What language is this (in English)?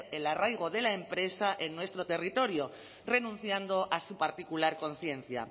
Spanish